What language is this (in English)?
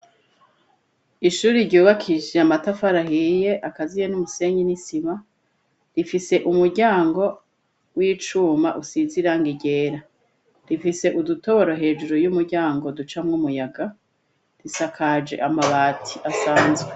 Rundi